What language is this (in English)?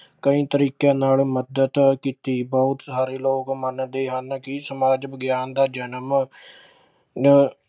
Punjabi